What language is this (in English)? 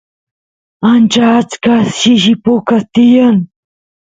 Santiago del Estero Quichua